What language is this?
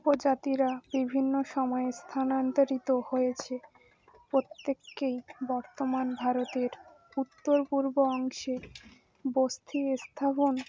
Bangla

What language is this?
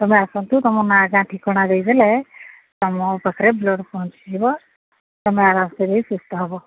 Odia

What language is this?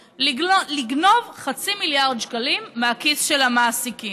Hebrew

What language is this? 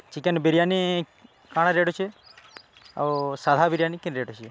Odia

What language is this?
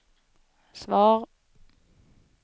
Swedish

